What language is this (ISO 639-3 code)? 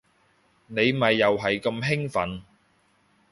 yue